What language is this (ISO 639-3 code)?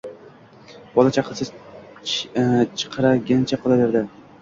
uzb